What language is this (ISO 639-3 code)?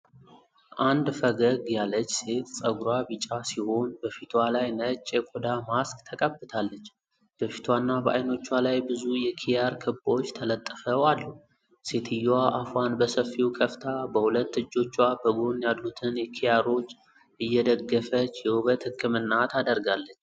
amh